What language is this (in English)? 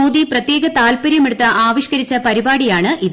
Malayalam